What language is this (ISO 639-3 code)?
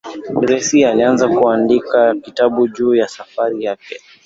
swa